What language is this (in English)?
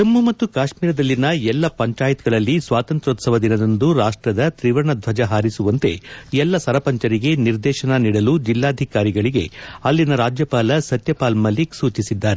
Kannada